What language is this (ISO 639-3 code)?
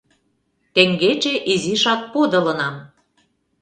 chm